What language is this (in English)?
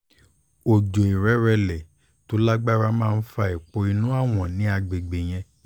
Yoruba